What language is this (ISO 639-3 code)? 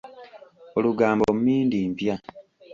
lug